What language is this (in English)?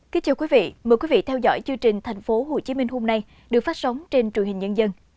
Vietnamese